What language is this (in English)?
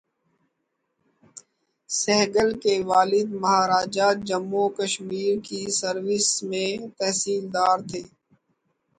Urdu